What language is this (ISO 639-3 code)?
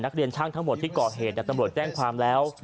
tha